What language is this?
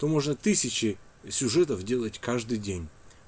Russian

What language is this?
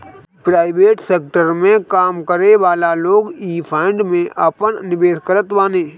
Bhojpuri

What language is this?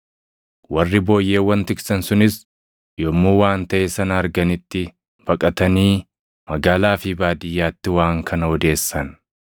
Oromo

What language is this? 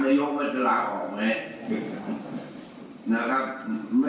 Thai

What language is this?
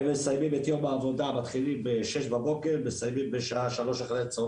Hebrew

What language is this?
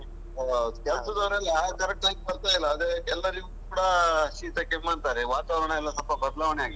Kannada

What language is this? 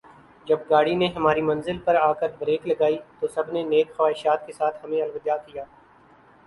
Urdu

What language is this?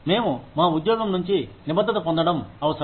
Telugu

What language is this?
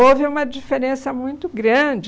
Portuguese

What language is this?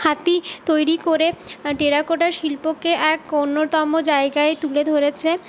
Bangla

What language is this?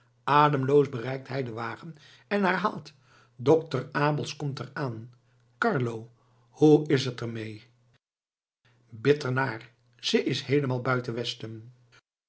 Dutch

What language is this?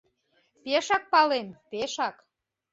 Mari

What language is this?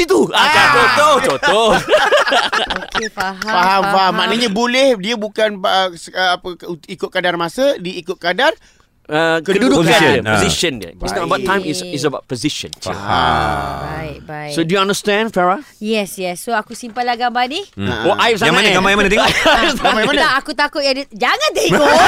Malay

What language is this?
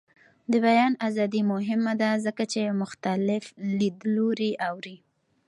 Pashto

